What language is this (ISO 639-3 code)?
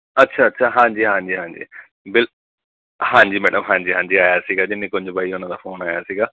pan